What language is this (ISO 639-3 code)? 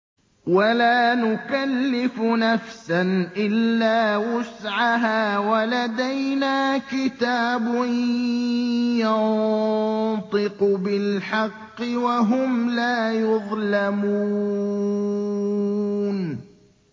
ara